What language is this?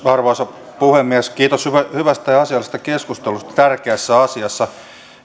Finnish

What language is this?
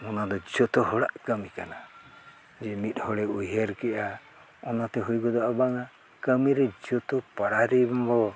Santali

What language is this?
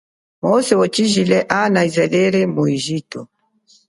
Chokwe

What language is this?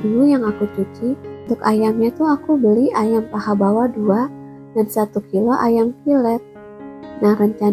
Indonesian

